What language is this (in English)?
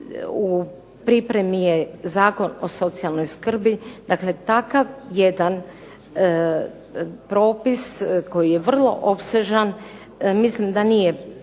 Croatian